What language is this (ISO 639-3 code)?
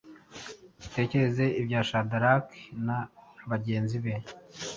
kin